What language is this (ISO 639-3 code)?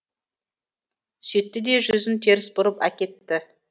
kaz